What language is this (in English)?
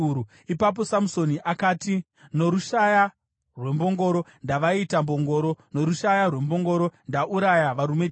Shona